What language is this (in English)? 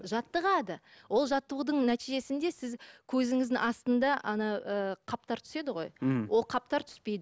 Kazakh